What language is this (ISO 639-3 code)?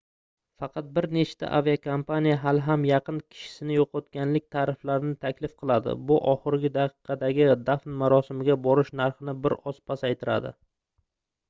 uzb